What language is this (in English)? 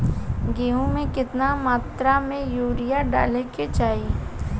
Bhojpuri